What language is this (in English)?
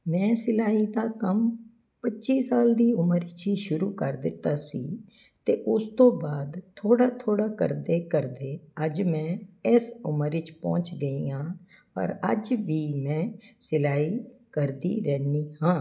Punjabi